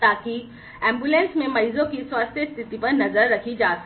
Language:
Hindi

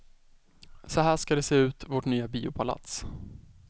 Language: Swedish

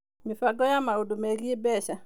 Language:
Kikuyu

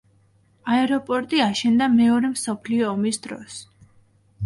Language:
Georgian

